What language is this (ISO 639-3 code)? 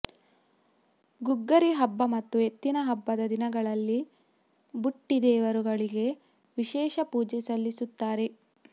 kan